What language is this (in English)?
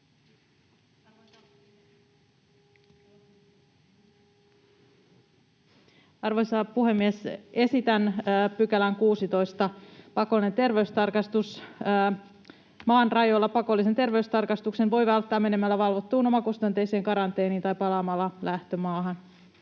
Finnish